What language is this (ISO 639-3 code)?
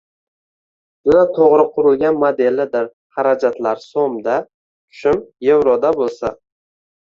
uzb